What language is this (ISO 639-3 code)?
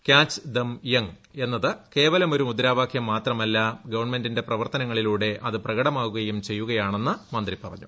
mal